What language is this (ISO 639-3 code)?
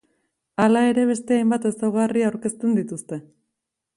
eus